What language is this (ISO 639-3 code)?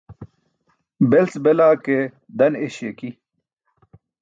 bsk